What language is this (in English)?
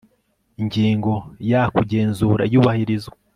Kinyarwanda